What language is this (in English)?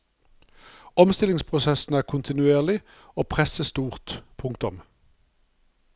Norwegian